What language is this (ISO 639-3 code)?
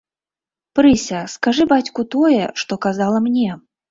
bel